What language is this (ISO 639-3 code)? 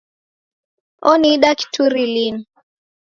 dav